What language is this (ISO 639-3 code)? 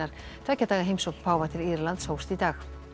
isl